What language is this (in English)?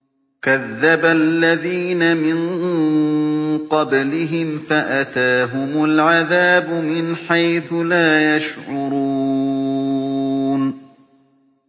Arabic